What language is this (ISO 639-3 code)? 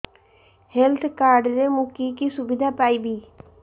ori